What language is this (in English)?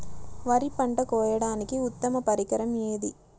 Telugu